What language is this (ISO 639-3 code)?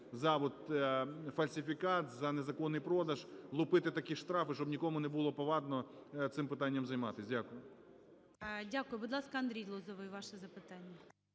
ukr